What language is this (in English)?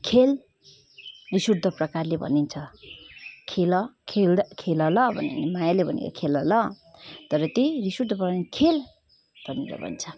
Nepali